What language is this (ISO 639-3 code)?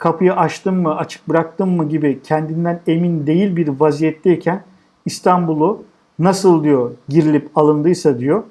tur